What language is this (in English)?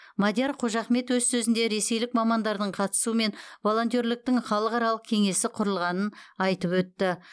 Kazakh